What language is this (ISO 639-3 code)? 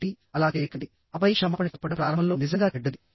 tel